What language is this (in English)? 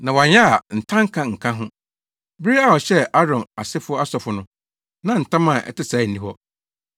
Akan